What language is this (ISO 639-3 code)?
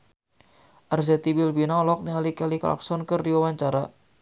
sun